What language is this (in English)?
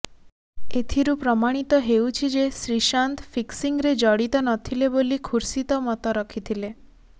Odia